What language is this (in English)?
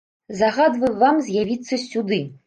Belarusian